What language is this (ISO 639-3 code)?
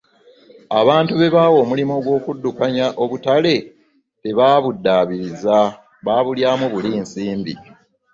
lug